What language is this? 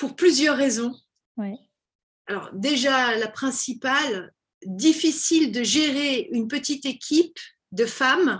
French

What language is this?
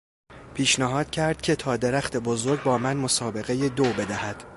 Persian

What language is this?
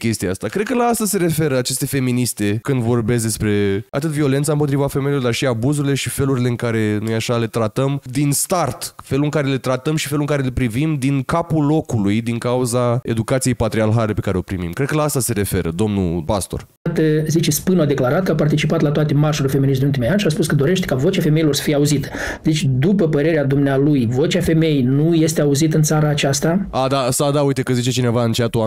Romanian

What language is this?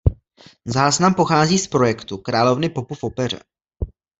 Czech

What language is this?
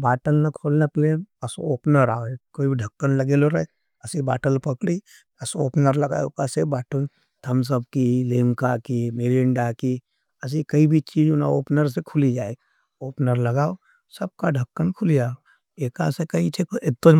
Nimadi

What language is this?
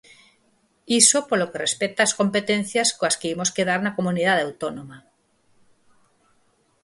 Galician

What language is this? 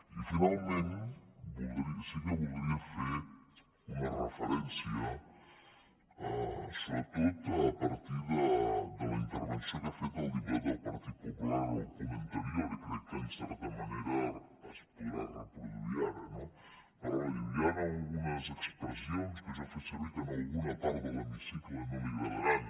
Catalan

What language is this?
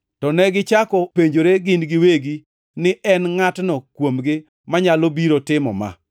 Luo (Kenya and Tanzania)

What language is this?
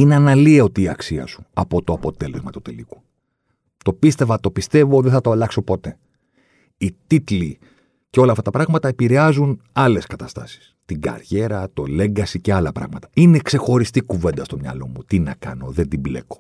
Greek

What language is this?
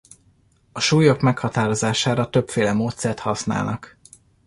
Hungarian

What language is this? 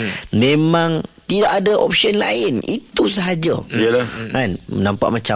Malay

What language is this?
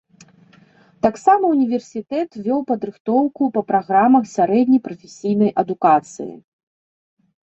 Belarusian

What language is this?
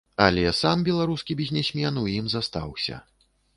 Belarusian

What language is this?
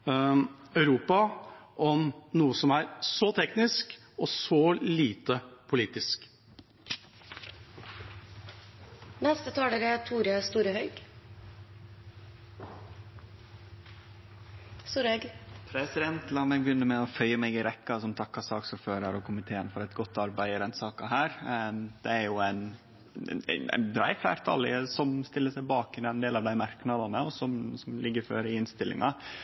Norwegian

